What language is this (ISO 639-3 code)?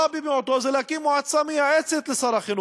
heb